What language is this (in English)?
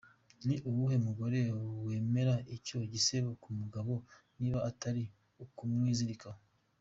Kinyarwanda